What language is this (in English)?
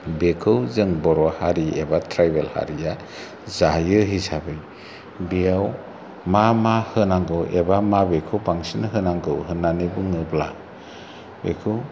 Bodo